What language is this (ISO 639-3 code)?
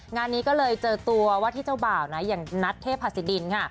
tha